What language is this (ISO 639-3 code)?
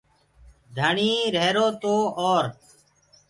ggg